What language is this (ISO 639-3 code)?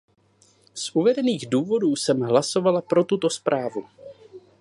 ces